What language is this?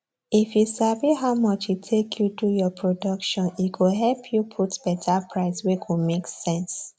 Nigerian Pidgin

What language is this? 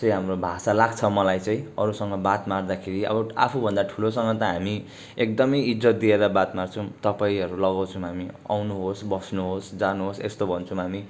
Nepali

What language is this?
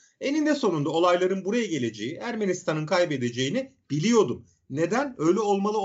Turkish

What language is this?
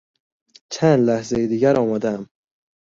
Persian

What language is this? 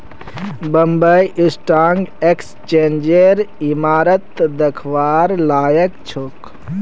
Magahi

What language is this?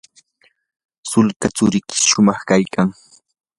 Yanahuanca Pasco Quechua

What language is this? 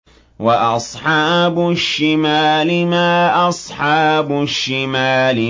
Arabic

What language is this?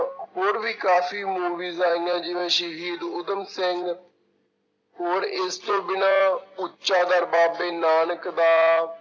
Punjabi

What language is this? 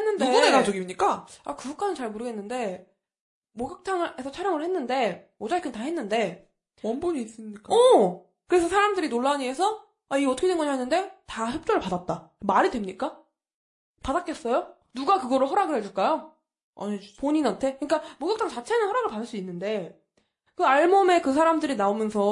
Korean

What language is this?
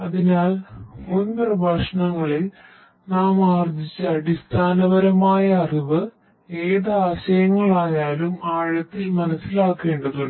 Malayalam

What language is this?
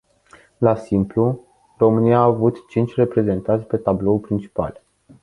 Romanian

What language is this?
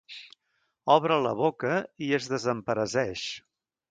Catalan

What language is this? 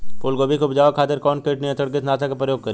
Bhojpuri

